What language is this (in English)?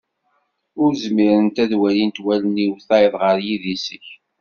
Kabyle